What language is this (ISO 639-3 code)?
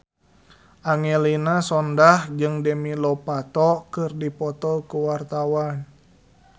sun